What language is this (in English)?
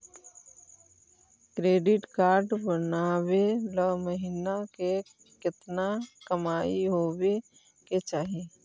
Magahi